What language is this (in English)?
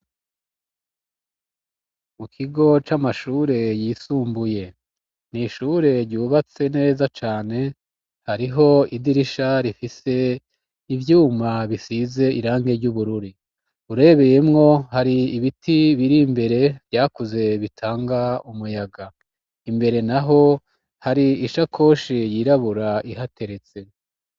Rundi